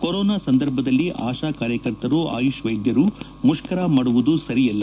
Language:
Kannada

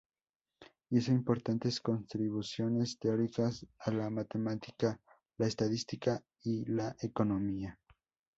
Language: Spanish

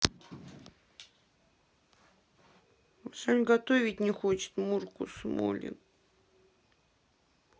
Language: Russian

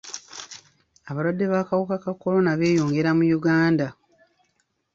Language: Ganda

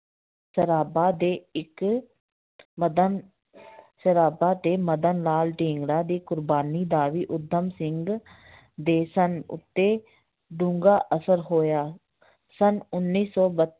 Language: Punjabi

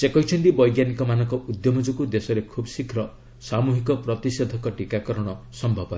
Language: Odia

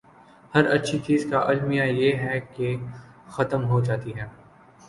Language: Urdu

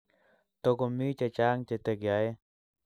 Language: Kalenjin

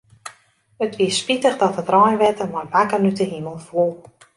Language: Western Frisian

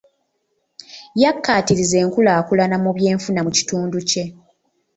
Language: Ganda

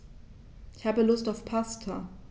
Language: German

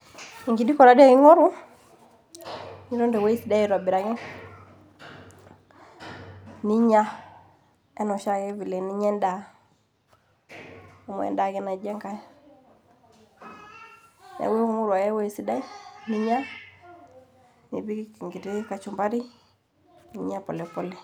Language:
Masai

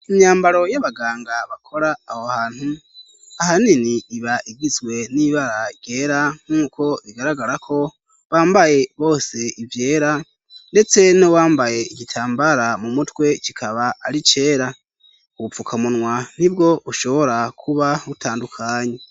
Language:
Rundi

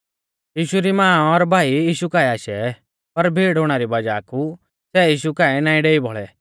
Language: Mahasu Pahari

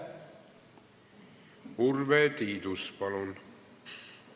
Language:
Estonian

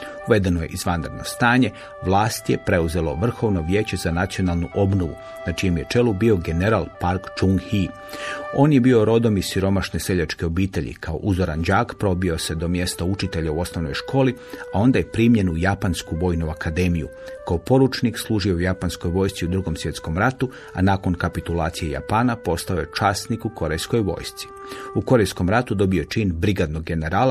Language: Croatian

